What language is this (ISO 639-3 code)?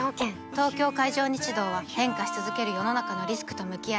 jpn